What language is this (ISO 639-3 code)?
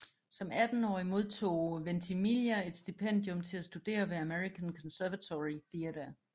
dan